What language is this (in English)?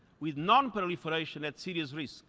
English